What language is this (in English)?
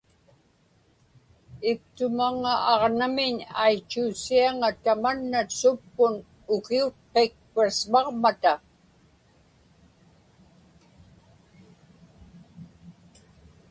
Inupiaq